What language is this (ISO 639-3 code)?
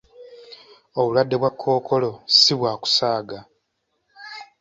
lug